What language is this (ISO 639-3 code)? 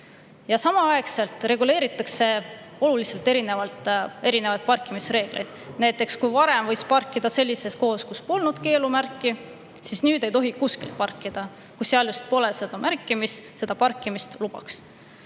est